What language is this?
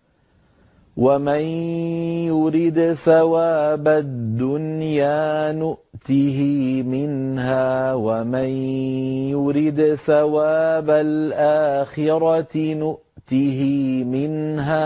Arabic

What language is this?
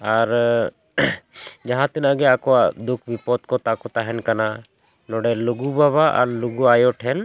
Santali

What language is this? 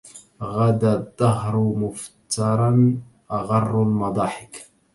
Arabic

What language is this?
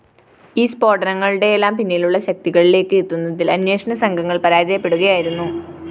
Malayalam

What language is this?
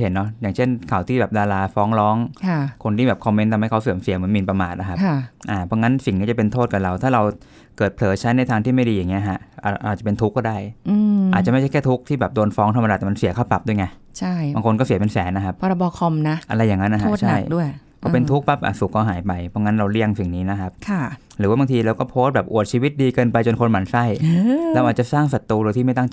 Thai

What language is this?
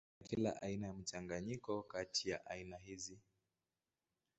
Swahili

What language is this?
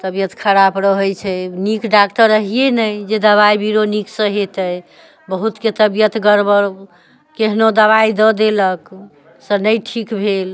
Maithili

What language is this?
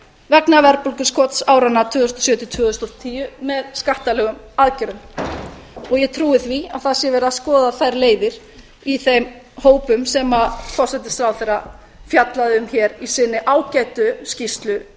Icelandic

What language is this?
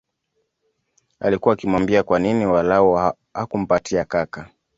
Swahili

